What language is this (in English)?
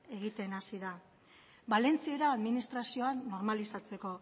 Basque